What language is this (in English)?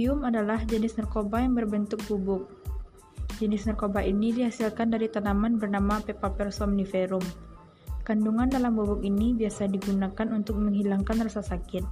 Indonesian